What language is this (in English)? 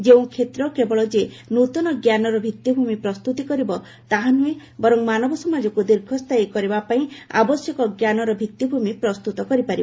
Odia